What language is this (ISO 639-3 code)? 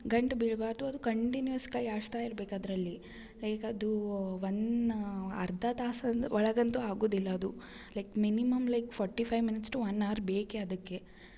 kan